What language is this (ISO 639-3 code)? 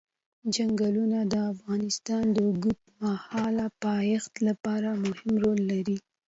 pus